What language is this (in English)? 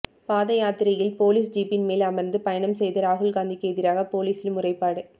Tamil